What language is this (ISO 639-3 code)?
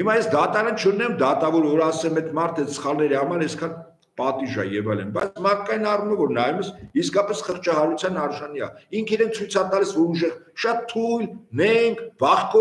ron